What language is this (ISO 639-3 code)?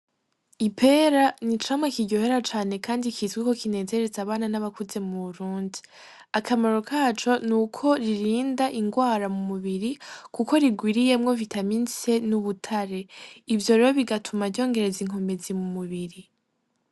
run